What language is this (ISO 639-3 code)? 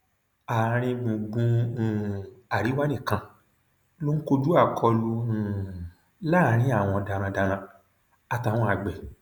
yor